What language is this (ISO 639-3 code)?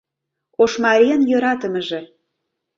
chm